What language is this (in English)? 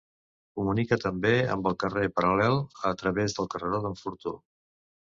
Catalan